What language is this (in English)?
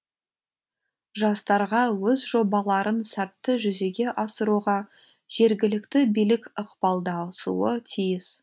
Kazakh